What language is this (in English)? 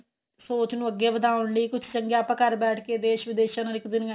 Punjabi